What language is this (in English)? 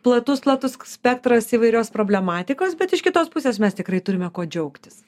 Lithuanian